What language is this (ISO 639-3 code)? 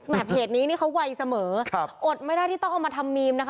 tha